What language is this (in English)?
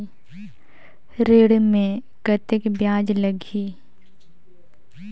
Chhattisgarhi